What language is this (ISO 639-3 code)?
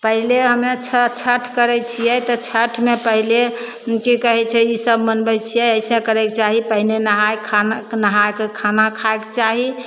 mai